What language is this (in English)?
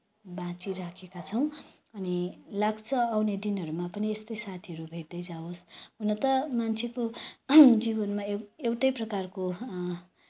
Nepali